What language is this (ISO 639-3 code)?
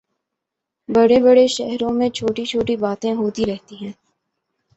urd